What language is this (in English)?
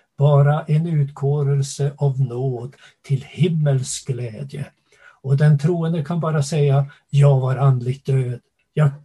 Swedish